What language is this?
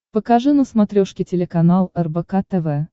Russian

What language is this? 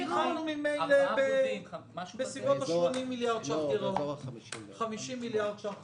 Hebrew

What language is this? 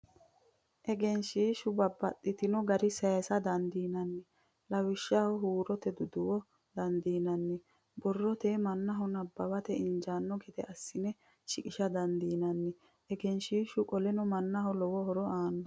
Sidamo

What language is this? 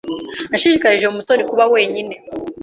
Kinyarwanda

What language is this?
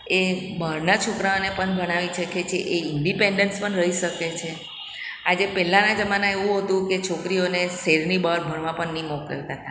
Gujarati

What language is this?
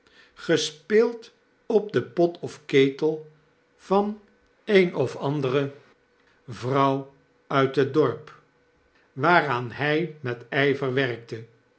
Dutch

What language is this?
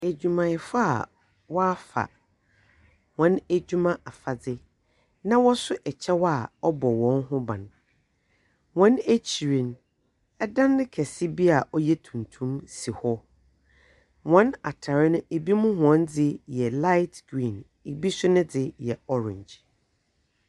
Akan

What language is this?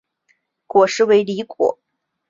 Chinese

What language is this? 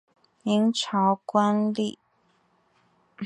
Chinese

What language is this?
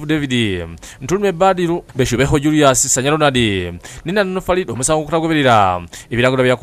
Indonesian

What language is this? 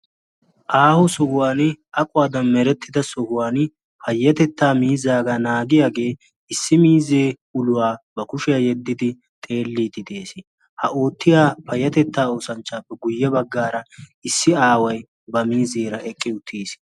Wolaytta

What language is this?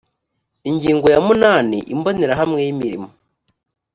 Kinyarwanda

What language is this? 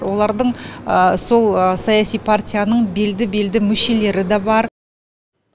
Kazakh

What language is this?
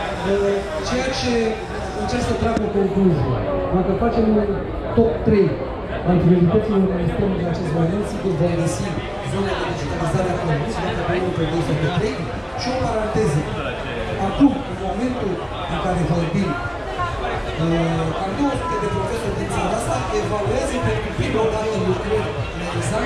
Romanian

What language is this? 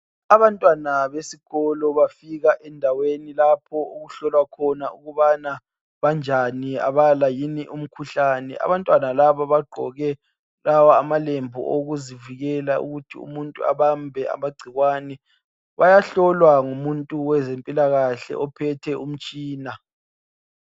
North Ndebele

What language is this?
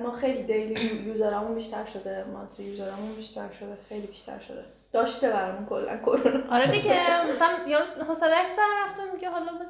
Persian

